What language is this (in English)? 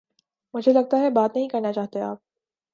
Urdu